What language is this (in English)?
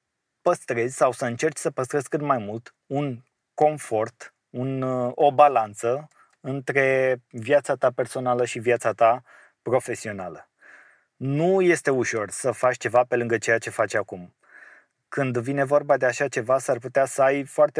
Romanian